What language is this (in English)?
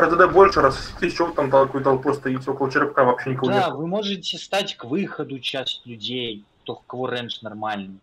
Russian